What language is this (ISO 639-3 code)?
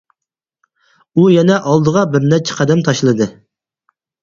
uig